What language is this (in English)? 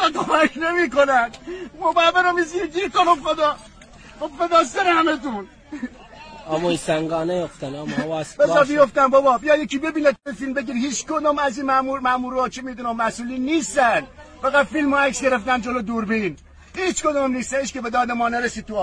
Persian